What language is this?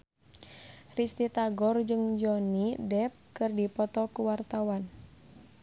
Sundanese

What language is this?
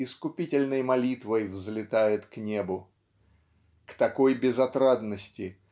Russian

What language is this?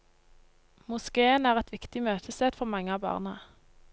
Norwegian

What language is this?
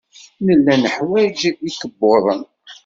Kabyle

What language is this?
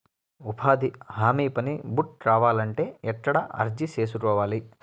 Telugu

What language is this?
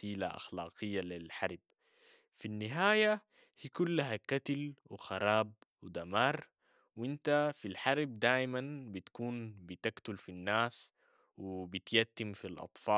Sudanese Arabic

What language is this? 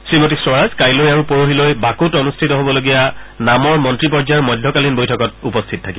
Assamese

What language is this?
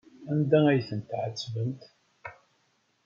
Kabyle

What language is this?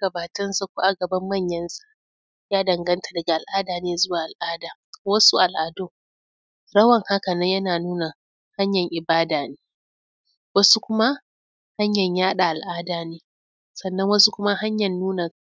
Hausa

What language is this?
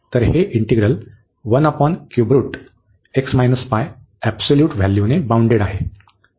Marathi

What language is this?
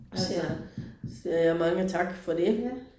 Danish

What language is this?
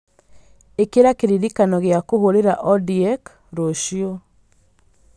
Kikuyu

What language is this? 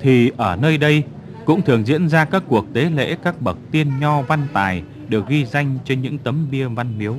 Vietnamese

